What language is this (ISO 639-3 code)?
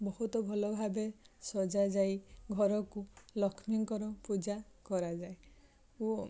ori